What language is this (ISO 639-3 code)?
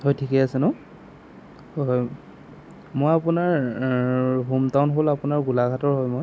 asm